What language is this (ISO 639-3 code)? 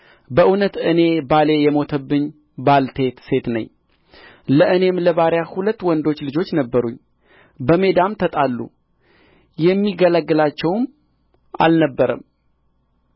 amh